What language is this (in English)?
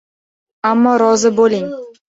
Uzbek